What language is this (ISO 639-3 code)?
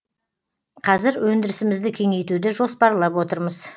kaz